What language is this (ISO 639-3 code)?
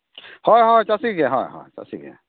sat